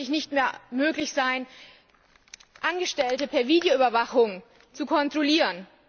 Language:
German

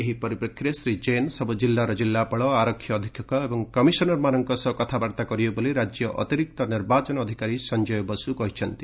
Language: Odia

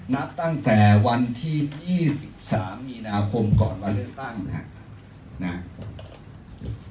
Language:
Thai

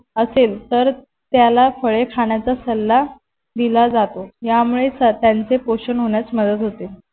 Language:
Marathi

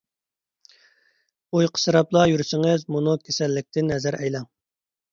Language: Uyghur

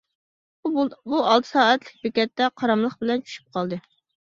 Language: Uyghur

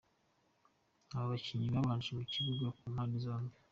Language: Kinyarwanda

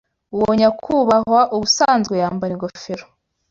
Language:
Kinyarwanda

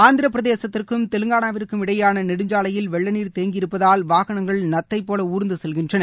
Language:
Tamil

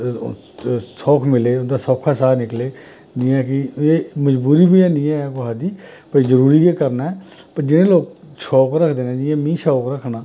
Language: Dogri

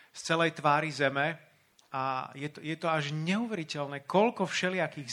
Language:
Slovak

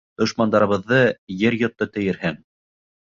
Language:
Bashkir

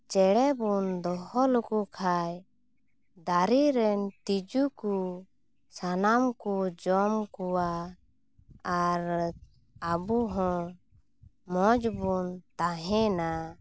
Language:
Santali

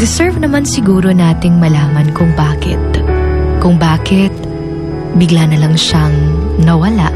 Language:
Filipino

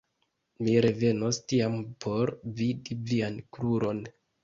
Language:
Esperanto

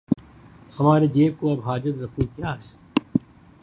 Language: Urdu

